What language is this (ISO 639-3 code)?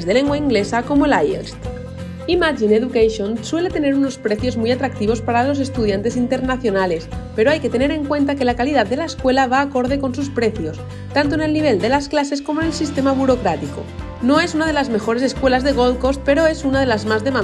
spa